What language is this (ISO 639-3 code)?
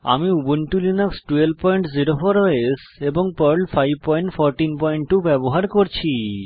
ben